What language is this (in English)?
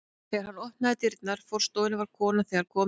Icelandic